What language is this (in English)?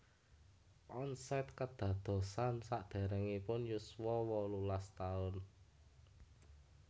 Javanese